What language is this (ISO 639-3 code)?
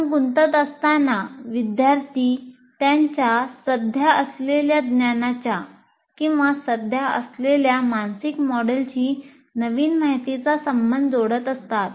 mar